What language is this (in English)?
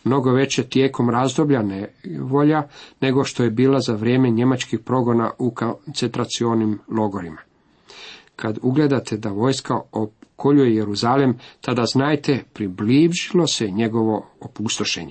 Croatian